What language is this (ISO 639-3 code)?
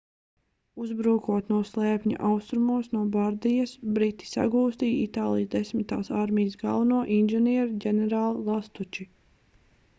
lav